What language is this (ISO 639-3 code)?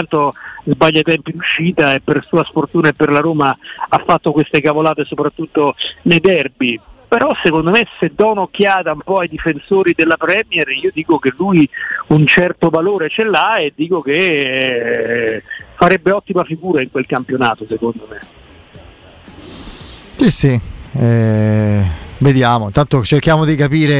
ita